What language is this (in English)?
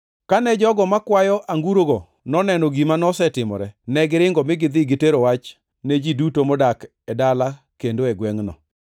Luo (Kenya and Tanzania)